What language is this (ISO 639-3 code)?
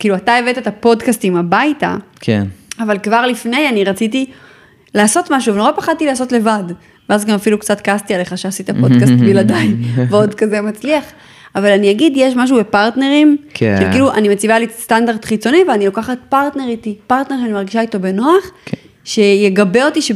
heb